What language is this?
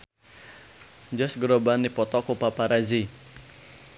Sundanese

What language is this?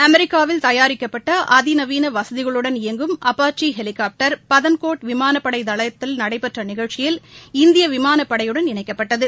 Tamil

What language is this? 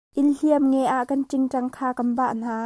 Hakha Chin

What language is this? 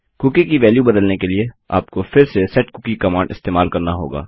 Hindi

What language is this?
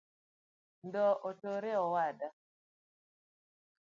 Luo (Kenya and Tanzania)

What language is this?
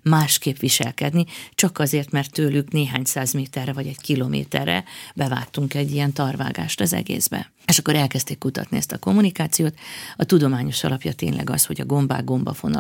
Hungarian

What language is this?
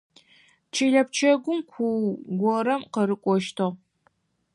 Adyghe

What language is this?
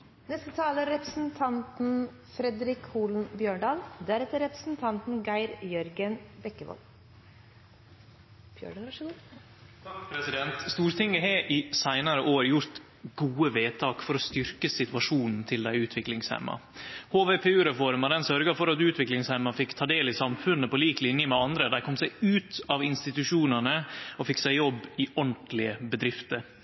Norwegian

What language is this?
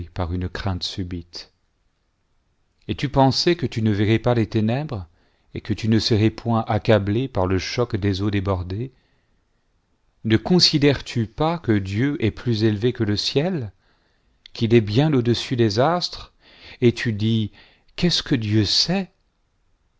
French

